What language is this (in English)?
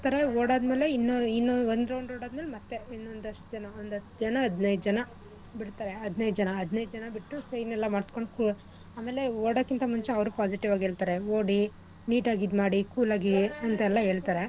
Kannada